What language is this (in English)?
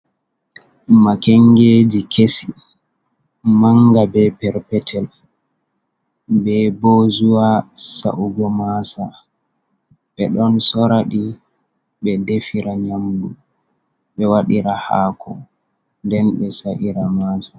Fula